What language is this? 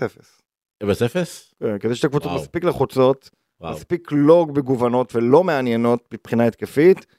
Hebrew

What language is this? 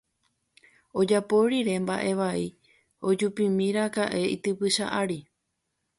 Guarani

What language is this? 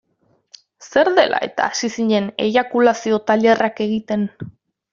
Basque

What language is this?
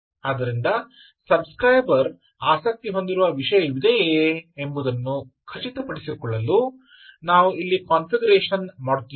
Kannada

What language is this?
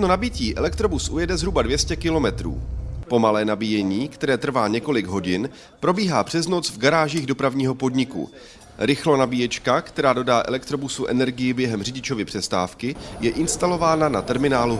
Czech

